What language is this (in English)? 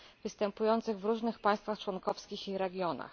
Polish